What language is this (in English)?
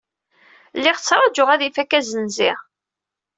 Kabyle